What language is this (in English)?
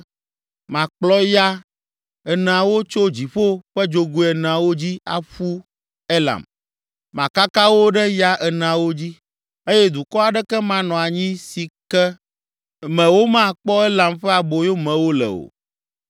Ewe